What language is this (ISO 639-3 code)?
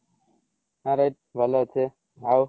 ori